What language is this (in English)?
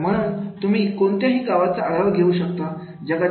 Marathi